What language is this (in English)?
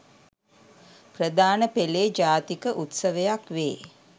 Sinhala